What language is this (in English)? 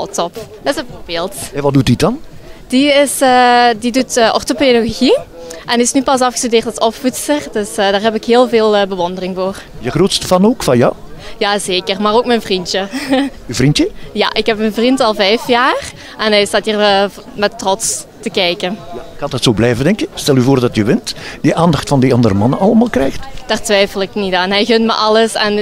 Dutch